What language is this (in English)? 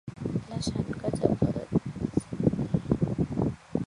Thai